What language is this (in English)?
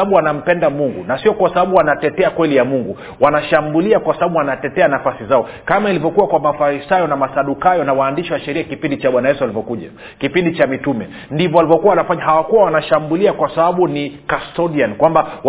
Swahili